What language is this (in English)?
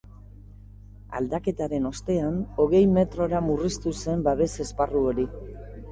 Basque